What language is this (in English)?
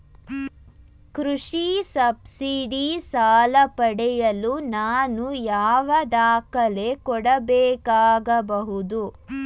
Kannada